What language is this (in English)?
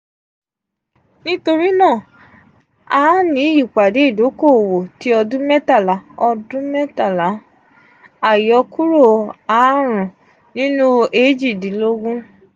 Yoruba